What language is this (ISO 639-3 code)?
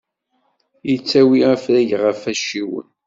kab